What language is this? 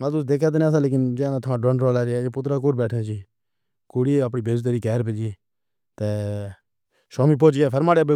Pahari-Potwari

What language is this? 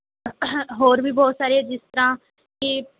Punjabi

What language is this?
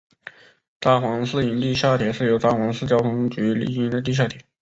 Chinese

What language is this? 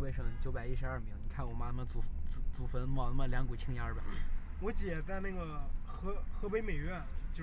Chinese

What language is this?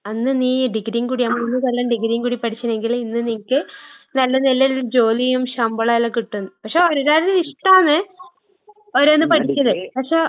Malayalam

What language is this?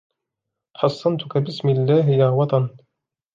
Arabic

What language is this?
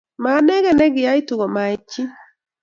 Kalenjin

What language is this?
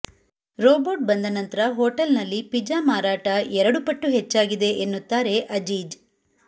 Kannada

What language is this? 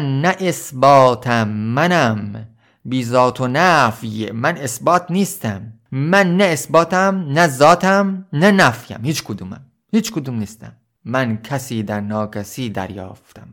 Persian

